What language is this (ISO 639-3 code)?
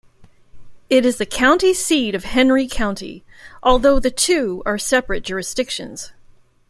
eng